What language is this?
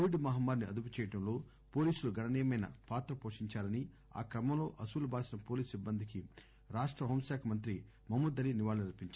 Telugu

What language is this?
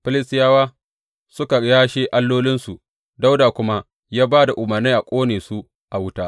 Hausa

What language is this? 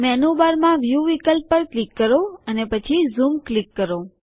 Gujarati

